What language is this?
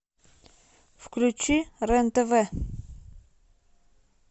Russian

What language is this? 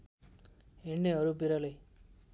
Nepali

